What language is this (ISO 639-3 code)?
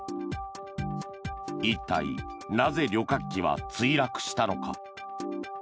jpn